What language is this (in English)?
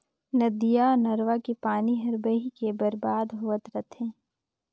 Chhattisgarhi